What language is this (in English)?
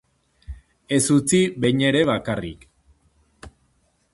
Basque